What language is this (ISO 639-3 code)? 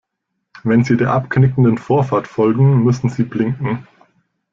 deu